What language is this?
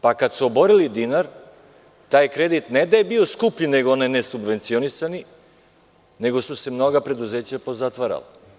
Serbian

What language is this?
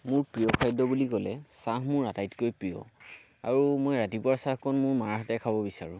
Assamese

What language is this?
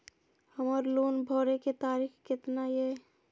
Maithili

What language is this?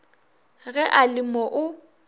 Northern Sotho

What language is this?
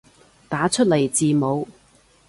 Cantonese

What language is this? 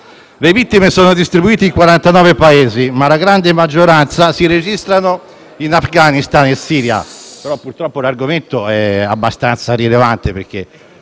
Italian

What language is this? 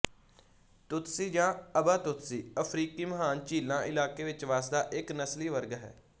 Punjabi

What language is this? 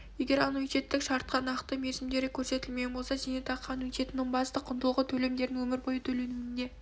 Kazakh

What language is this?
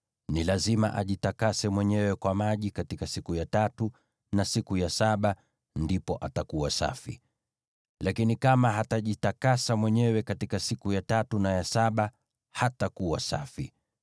Swahili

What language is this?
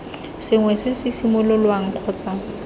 Tswana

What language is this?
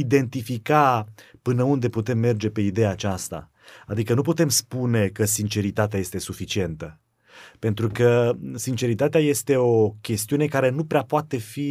Romanian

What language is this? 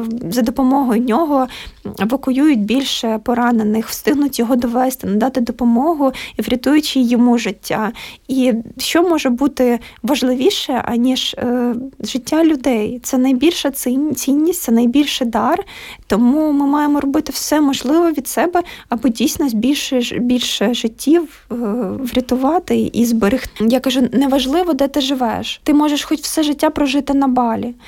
Ukrainian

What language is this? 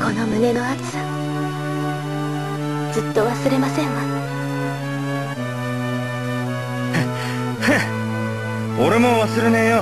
Japanese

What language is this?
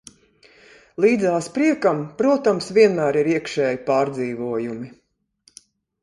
Latvian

